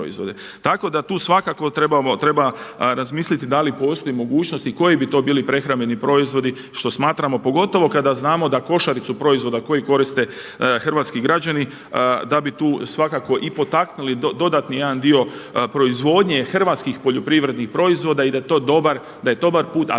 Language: Croatian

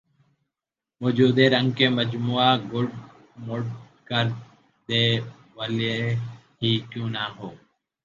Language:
Urdu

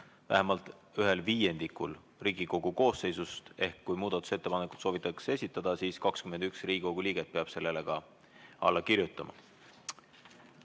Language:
Estonian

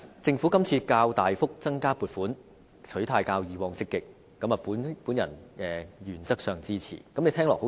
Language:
Cantonese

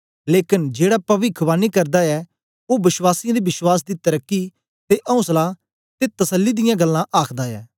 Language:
Dogri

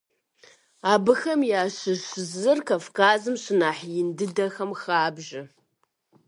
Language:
Kabardian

